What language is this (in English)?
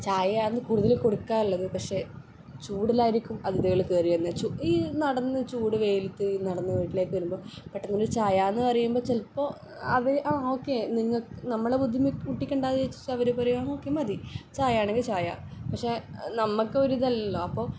Malayalam